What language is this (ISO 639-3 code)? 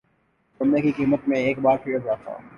urd